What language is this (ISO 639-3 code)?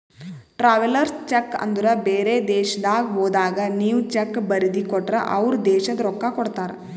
kan